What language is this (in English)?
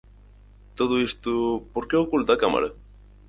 Galician